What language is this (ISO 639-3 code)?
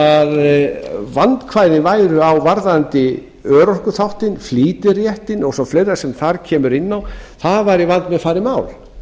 isl